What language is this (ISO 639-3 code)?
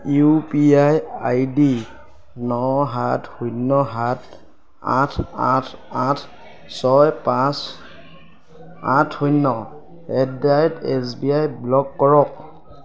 asm